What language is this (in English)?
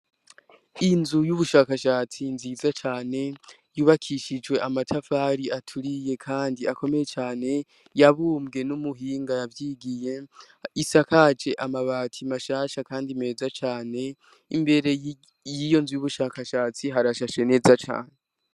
Rundi